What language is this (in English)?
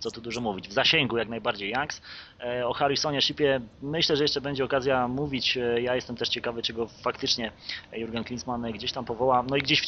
Polish